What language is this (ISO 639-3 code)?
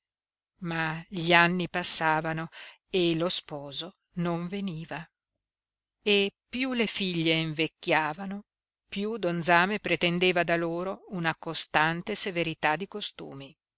ita